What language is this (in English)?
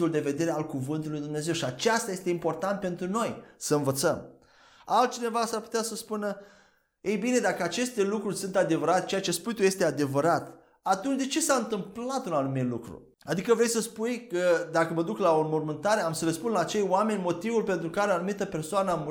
Romanian